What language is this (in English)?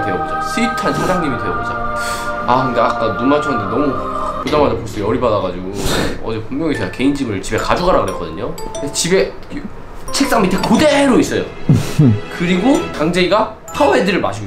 Korean